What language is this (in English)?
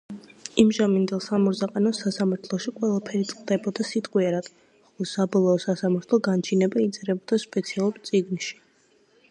Georgian